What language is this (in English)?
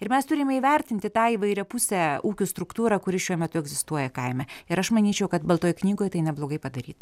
Lithuanian